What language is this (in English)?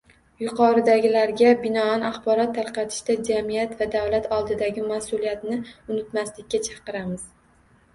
Uzbek